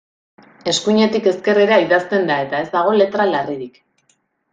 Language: Basque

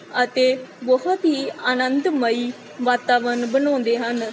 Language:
Punjabi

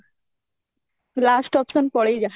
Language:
Odia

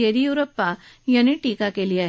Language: Marathi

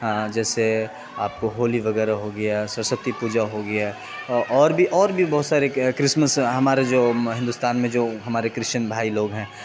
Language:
Urdu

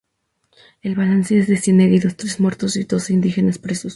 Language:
Spanish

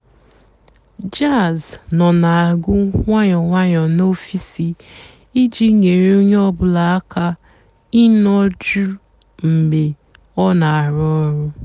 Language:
Igbo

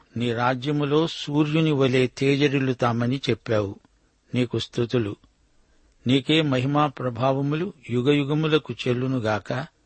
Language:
Telugu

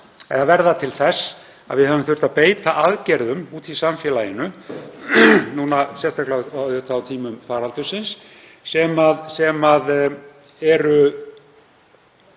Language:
Icelandic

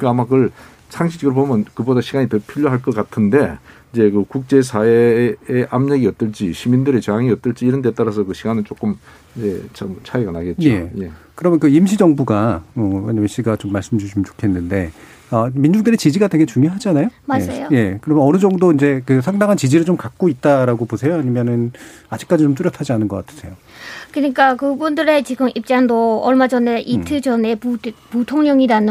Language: Korean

